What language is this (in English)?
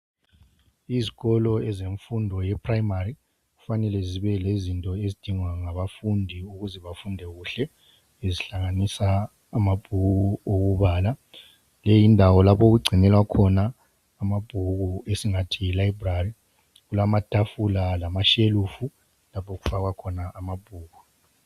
North Ndebele